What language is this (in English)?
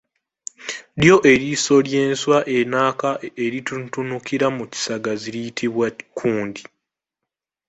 Ganda